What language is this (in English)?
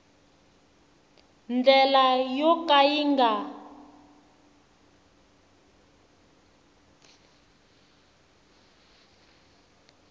Tsonga